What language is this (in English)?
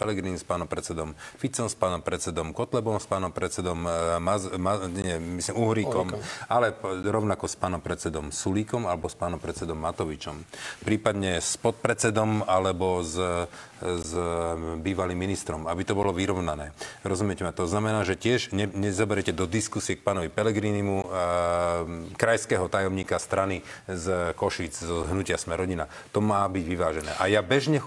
Slovak